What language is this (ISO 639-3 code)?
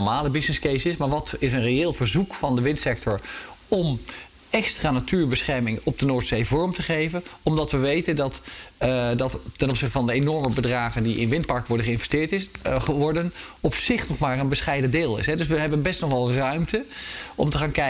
nld